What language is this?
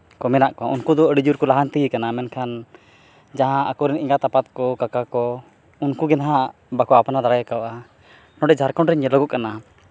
Santali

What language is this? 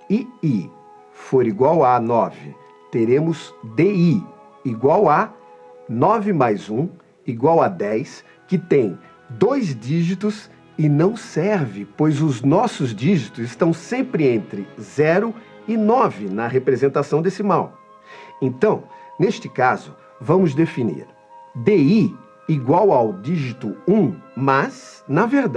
Portuguese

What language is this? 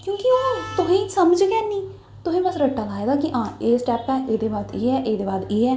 Dogri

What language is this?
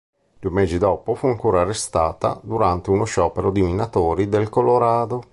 Italian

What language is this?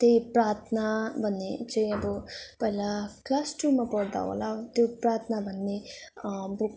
Nepali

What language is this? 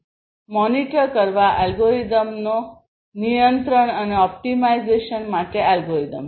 Gujarati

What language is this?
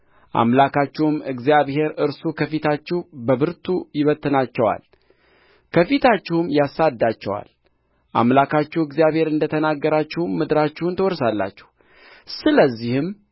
Amharic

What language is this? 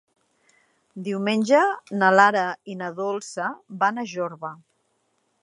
Catalan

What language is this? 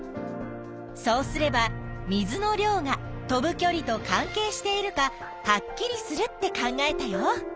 Japanese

